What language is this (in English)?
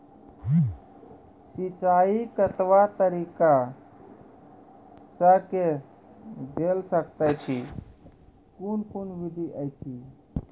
Maithili